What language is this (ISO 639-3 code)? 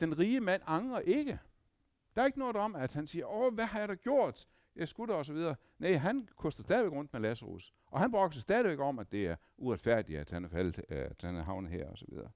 dan